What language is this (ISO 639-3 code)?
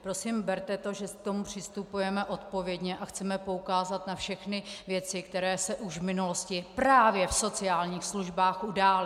ces